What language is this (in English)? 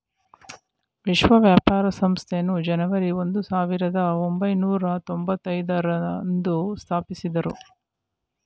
Kannada